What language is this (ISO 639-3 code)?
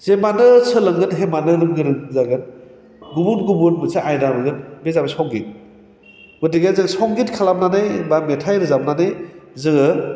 brx